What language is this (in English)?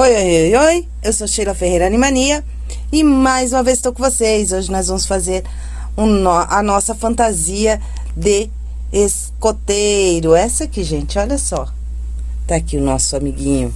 Portuguese